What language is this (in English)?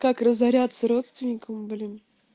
Russian